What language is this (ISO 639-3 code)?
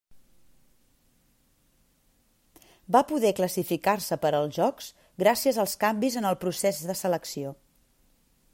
cat